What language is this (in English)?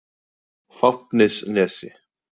Icelandic